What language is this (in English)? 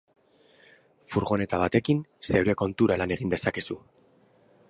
Basque